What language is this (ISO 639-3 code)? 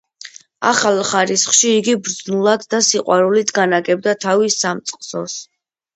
kat